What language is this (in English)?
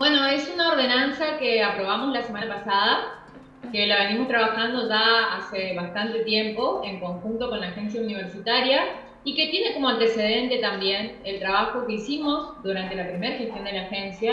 Spanish